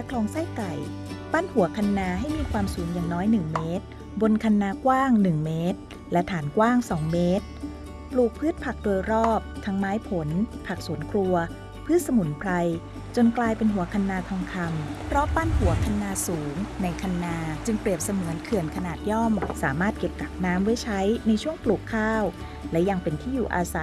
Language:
Thai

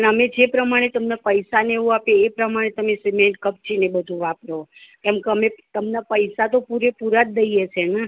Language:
Gujarati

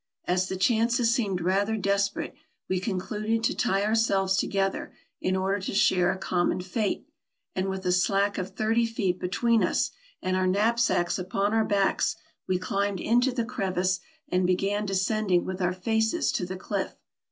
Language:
English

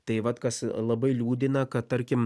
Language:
Lithuanian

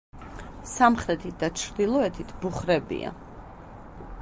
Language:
Georgian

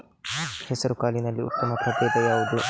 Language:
Kannada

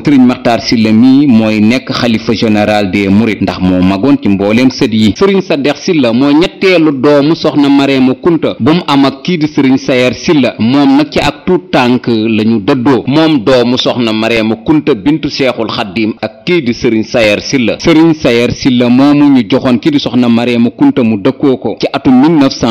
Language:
French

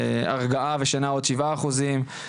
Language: Hebrew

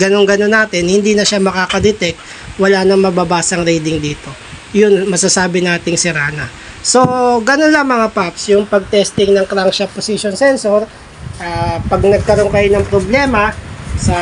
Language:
Filipino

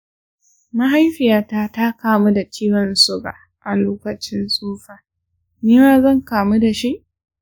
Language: Hausa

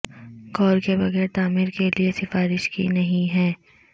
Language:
Urdu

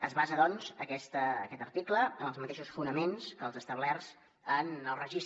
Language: Catalan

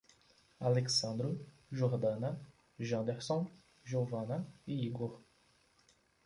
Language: Portuguese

